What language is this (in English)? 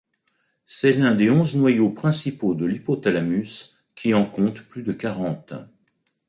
French